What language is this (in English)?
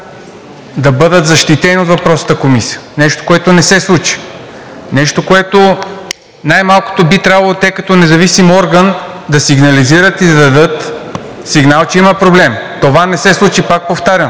Bulgarian